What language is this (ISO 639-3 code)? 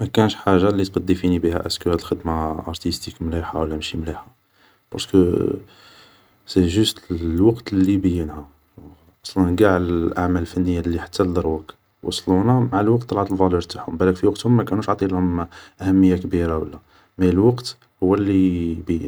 arq